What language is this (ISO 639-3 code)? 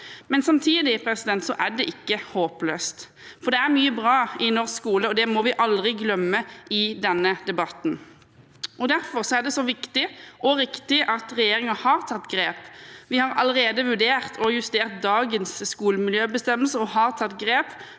nor